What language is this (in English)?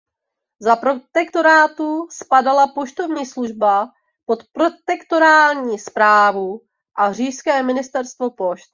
Czech